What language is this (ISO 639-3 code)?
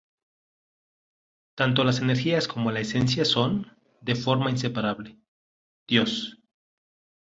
spa